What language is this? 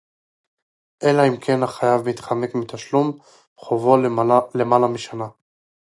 Hebrew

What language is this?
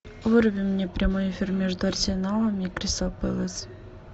Russian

